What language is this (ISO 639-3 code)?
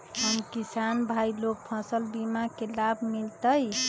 mag